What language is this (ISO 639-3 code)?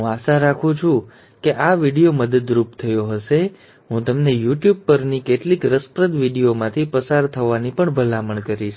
guj